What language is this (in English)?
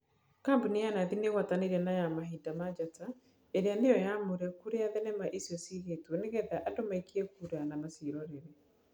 Kikuyu